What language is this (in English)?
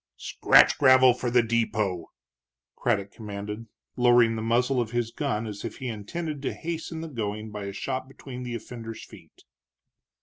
English